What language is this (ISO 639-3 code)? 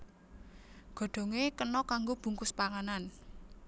jav